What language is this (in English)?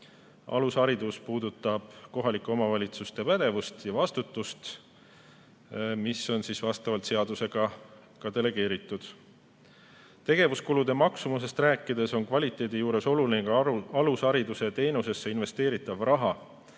Estonian